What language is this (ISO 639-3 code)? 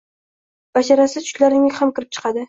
uzb